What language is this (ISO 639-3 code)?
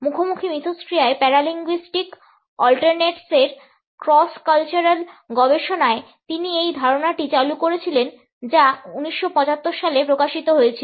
ben